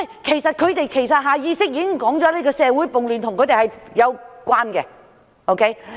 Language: Cantonese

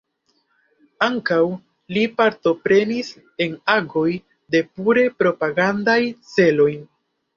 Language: Esperanto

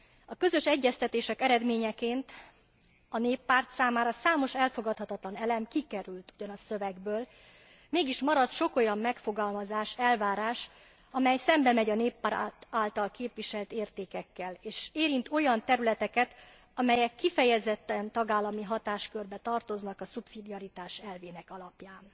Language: Hungarian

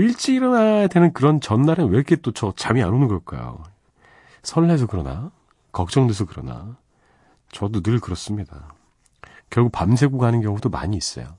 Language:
Korean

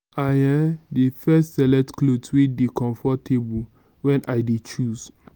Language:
Nigerian Pidgin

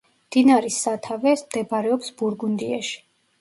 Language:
Georgian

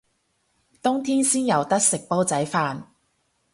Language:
Cantonese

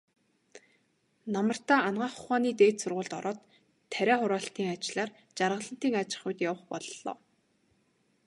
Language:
Mongolian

